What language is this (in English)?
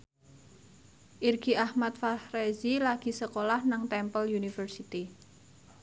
Javanese